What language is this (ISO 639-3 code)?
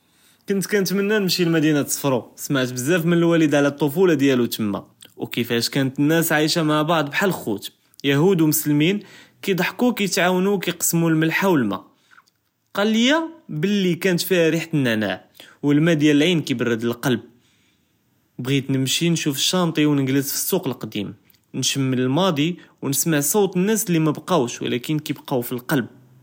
jrb